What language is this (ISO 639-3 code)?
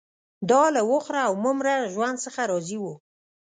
pus